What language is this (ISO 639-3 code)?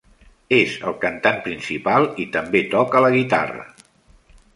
cat